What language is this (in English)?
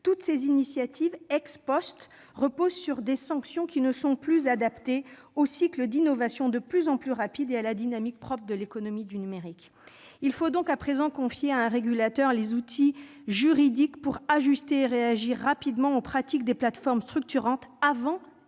French